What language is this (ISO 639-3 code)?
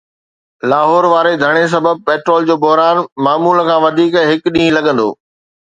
snd